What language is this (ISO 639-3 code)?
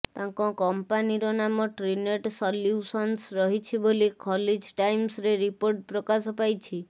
ori